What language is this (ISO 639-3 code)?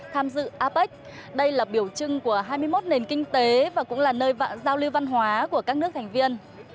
vie